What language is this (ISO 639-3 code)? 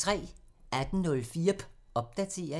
dan